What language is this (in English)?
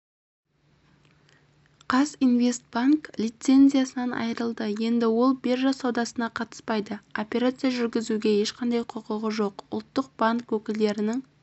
Kazakh